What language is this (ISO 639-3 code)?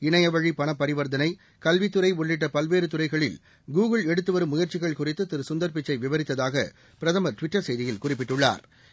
tam